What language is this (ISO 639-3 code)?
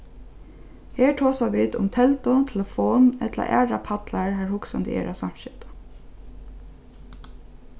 fao